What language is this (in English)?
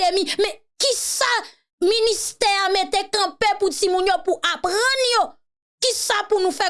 French